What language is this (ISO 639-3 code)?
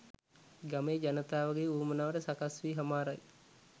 sin